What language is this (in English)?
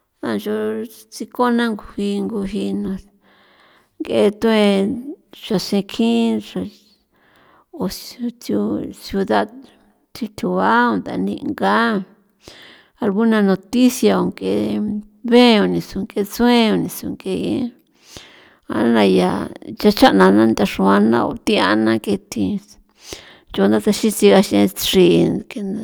San Felipe Otlaltepec Popoloca